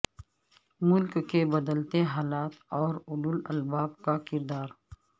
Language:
Urdu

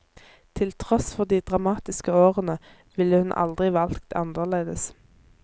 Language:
Norwegian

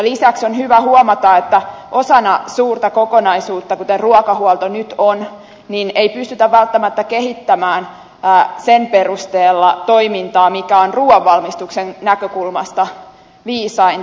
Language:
Finnish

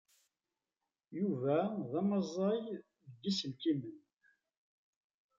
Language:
Kabyle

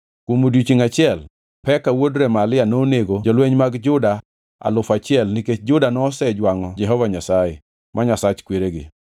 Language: Luo (Kenya and Tanzania)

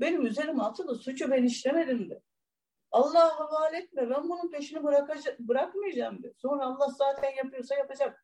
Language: Turkish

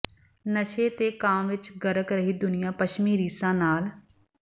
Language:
Punjabi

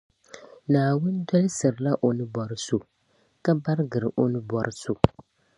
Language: Dagbani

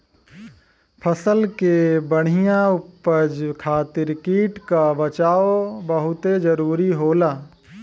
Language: Bhojpuri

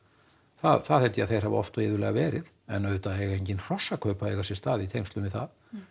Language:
Icelandic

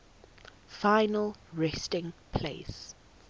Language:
English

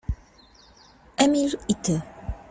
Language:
Polish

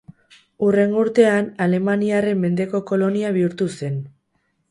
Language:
Basque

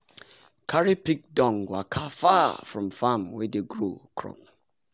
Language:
Nigerian Pidgin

